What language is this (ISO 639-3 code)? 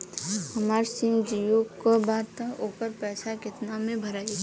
bho